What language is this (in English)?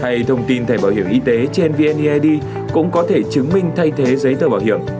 Vietnamese